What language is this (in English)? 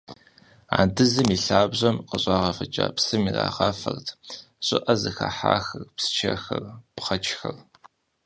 Kabardian